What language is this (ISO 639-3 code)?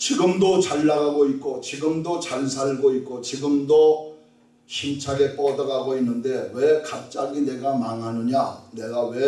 kor